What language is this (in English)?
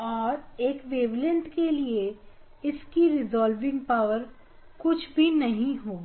Hindi